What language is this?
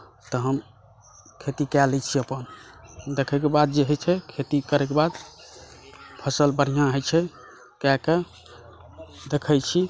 Maithili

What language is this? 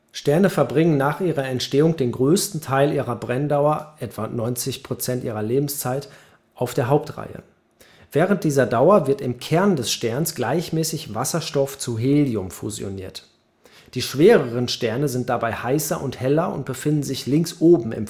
German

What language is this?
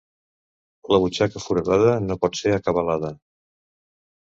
Catalan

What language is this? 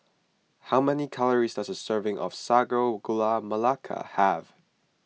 English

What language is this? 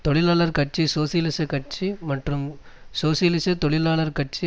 Tamil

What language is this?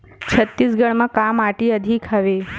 Chhattisgarhi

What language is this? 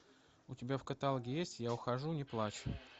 Russian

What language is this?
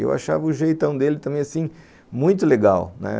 Portuguese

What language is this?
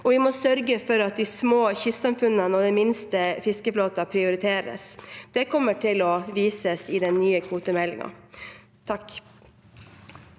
Norwegian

